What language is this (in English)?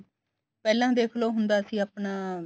Punjabi